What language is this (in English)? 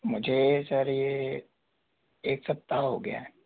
Hindi